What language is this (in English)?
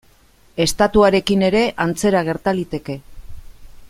Basque